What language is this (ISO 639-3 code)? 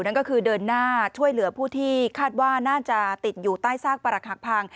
tha